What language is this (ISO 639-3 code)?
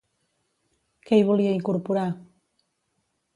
cat